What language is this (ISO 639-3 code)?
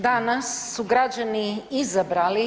hrv